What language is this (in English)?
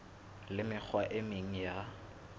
Southern Sotho